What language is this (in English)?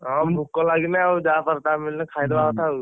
Odia